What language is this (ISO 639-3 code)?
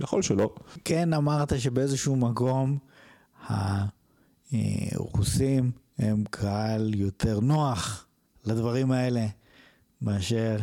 heb